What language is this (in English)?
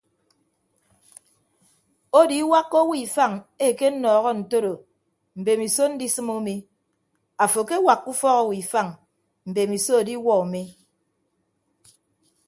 Ibibio